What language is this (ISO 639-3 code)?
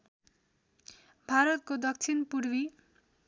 nep